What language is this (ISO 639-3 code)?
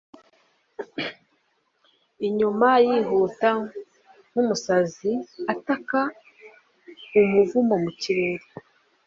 kin